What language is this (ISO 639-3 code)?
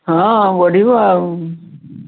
ori